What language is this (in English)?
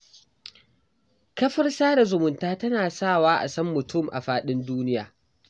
Hausa